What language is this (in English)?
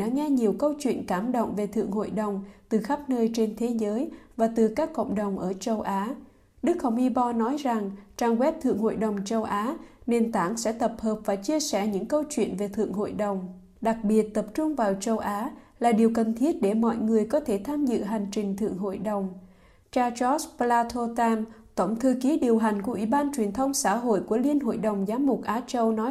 Vietnamese